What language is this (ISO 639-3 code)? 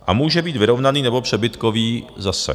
ces